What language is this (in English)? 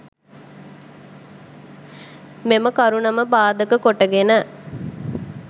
Sinhala